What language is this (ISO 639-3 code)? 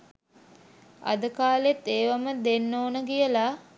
sin